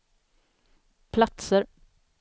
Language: Swedish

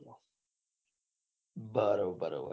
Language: Gujarati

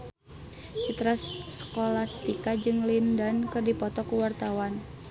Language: Sundanese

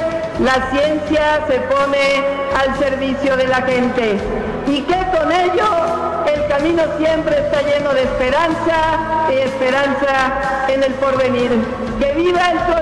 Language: Spanish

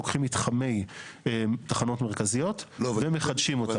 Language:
Hebrew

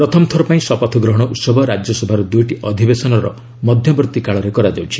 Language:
Odia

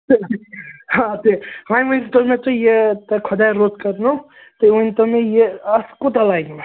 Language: Kashmiri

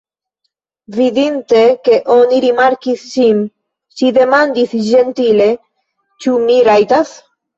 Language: Esperanto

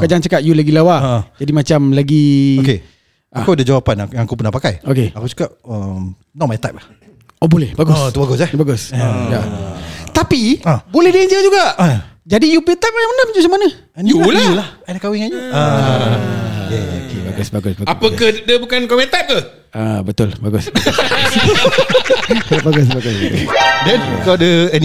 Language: Malay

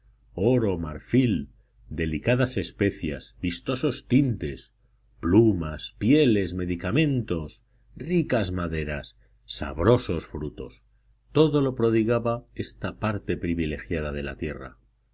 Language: Spanish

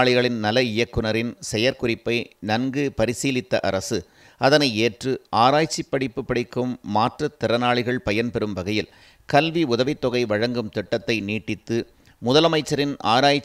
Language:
Tamil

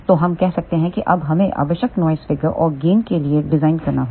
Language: Hindi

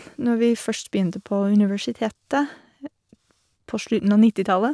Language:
Norwegian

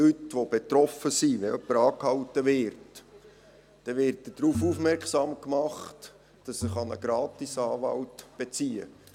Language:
Swiss German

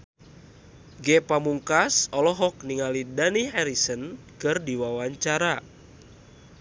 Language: Sundanese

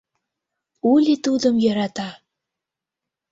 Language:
Mari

